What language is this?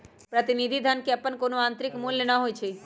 Magahi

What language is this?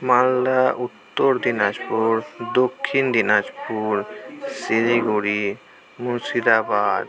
Bangla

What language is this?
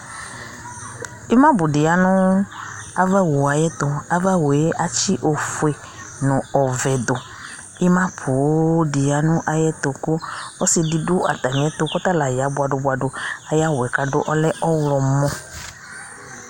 Ikposo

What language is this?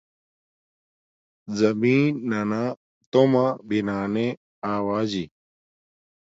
Domaaki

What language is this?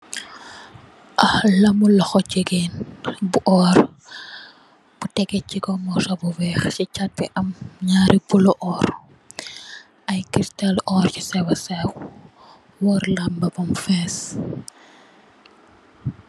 Wolof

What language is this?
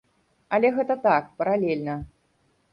Belarusian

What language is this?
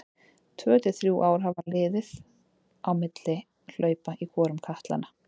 Icelandic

